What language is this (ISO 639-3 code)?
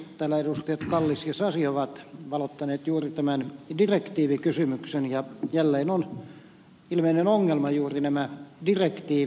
fin